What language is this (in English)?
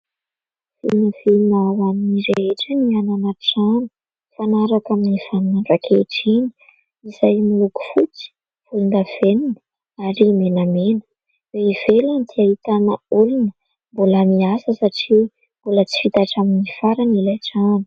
Malagasy